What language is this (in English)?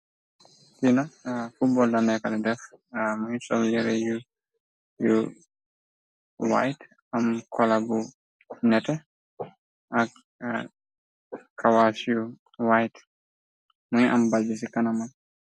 Wolof